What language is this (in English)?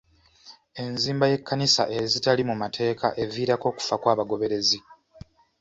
Ganda